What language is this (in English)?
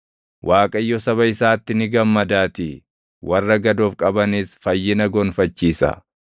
Oromo